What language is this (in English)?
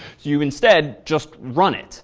English